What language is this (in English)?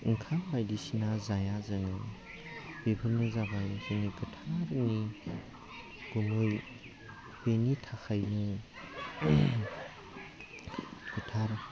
Bodo